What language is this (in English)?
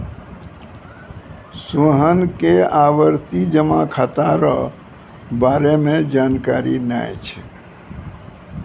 Maithili